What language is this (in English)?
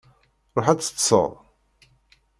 Kabyle